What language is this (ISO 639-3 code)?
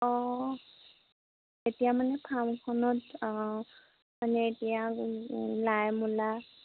asm